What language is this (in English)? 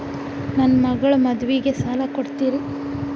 Kannada